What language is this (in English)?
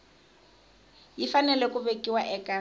Tsonga